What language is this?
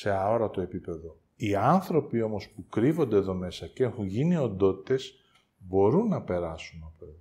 Greek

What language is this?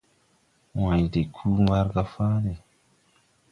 Tupuri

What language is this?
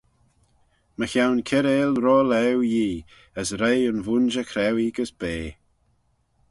Manx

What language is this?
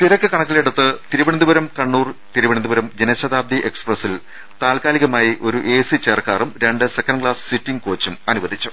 Malayalam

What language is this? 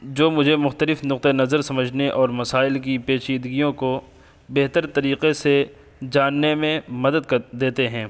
Urdu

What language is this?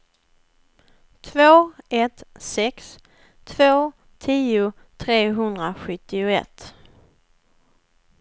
Swedish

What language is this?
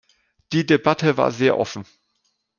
German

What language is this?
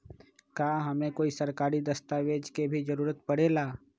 Magahi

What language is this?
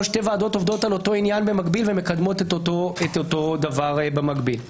Hebrew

